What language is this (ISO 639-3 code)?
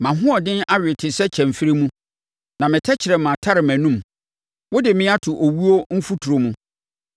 aka